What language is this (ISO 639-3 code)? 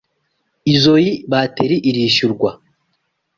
kin